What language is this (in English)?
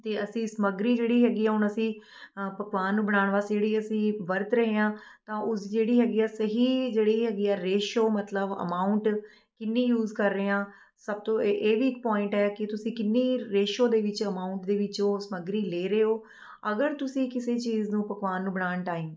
Punjabi